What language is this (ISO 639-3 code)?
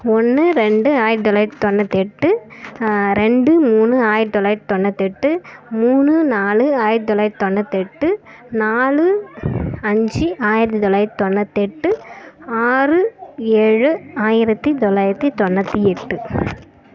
tam